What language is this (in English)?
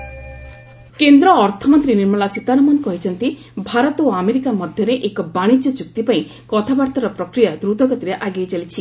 Odia